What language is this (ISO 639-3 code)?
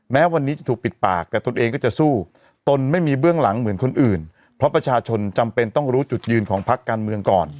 tha